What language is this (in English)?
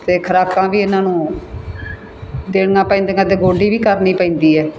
Punjabi